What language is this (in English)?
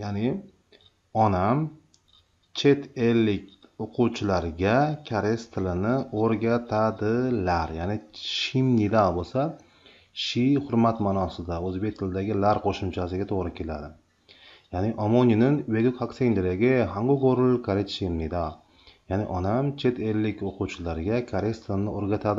Turkish